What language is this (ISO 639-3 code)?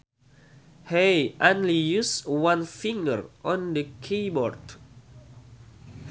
sun